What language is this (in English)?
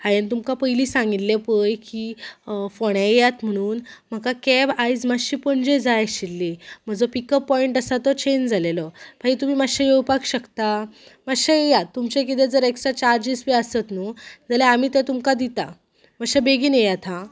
Konkani